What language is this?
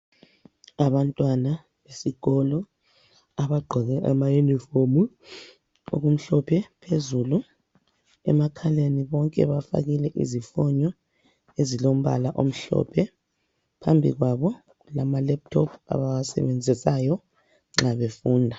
North Ndebele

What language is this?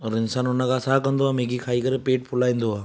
Sindhi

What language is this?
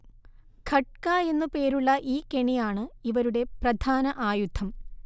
Malayalam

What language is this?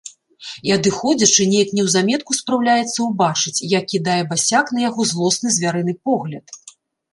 Belarusian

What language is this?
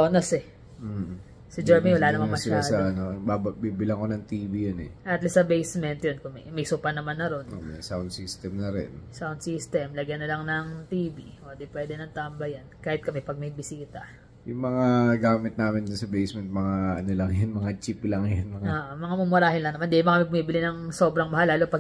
Filipino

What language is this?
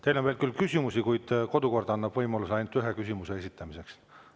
Estonian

